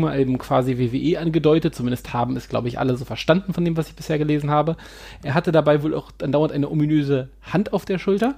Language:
German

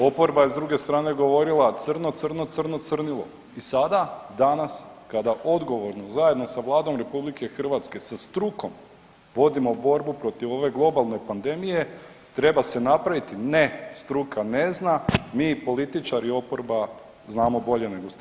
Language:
Croatian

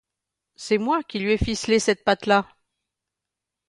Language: French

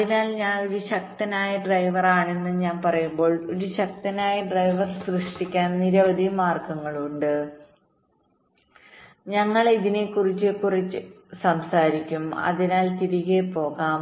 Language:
Malayalam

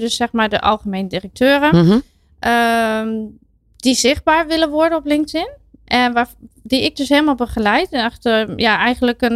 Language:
Dutch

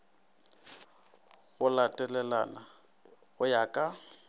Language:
Northern Sotho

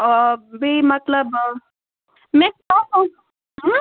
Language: Kashmiri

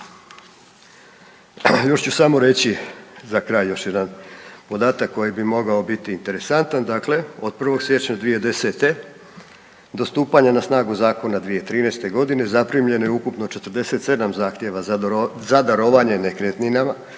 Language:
Croatian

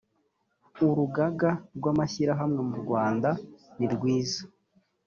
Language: Kinyarwanda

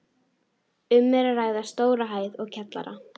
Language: Icelandic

